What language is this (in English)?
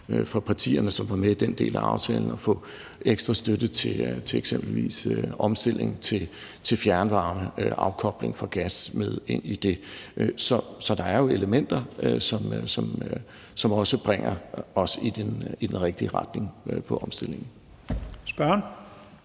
Danish